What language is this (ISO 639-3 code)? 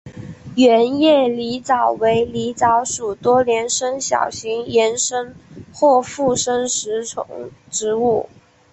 zho